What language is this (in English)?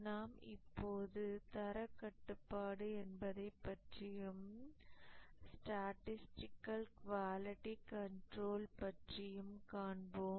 Tamil